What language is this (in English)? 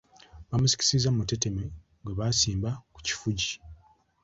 Ganda